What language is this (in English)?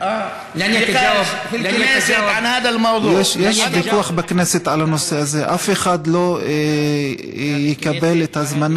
Hebrew